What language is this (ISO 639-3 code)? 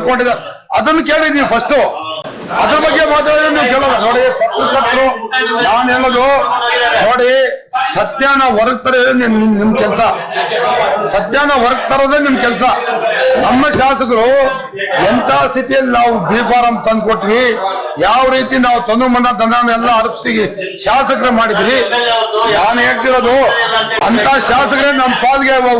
kor